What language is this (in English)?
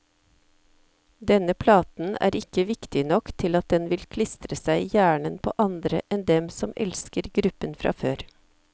Norwegian